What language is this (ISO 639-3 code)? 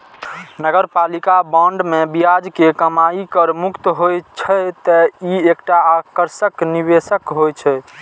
mai